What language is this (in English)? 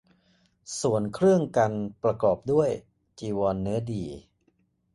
Thai